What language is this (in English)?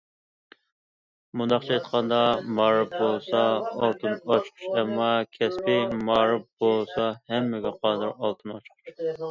Uyghur